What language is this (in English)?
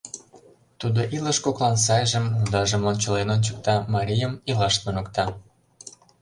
Mari